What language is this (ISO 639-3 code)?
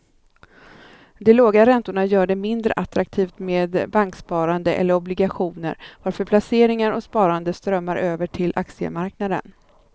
swe